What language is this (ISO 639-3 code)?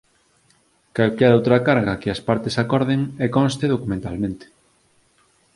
glg